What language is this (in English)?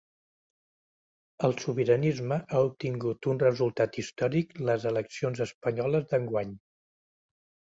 Catalan